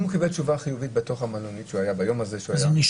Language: Hebrew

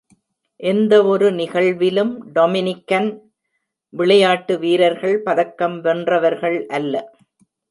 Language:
Tamil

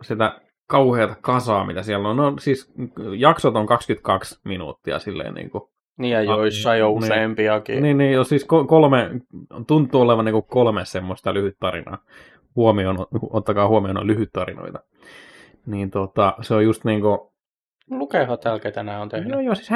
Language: Finnish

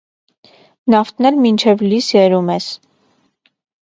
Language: Armenian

